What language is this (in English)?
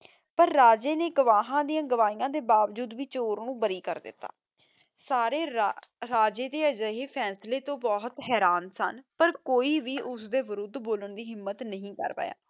Punjabi